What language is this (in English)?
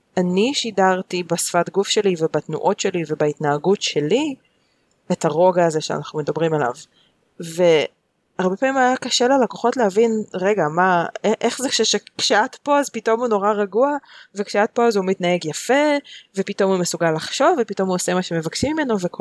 Hebrew